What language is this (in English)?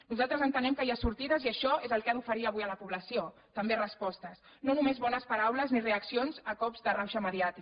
Catalan